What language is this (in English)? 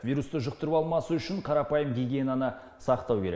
Kazakh